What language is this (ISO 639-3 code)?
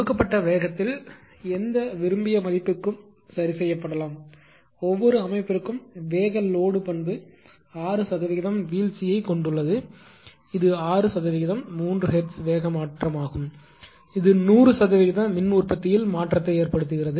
tam